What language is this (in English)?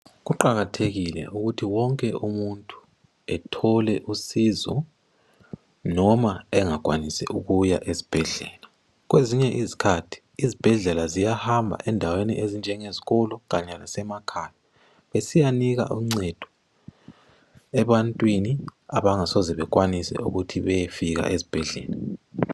North Ndebele